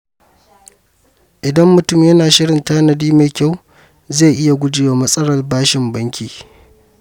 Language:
Hausa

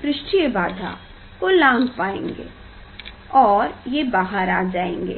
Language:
Hindi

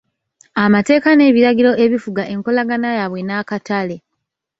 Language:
Ganda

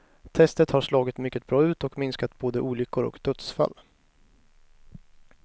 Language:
Swedish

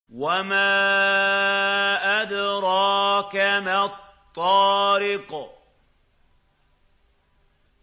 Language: Arabic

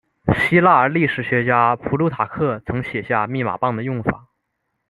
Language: Chinese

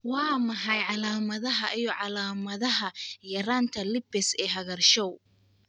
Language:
Somali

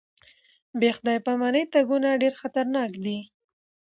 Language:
Pashto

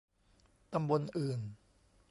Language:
Thai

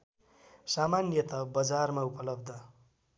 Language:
Nepali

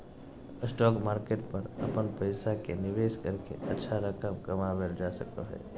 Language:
Magahi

